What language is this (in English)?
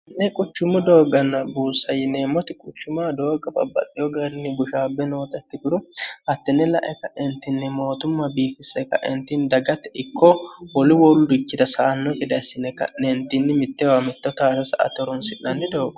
Sidamo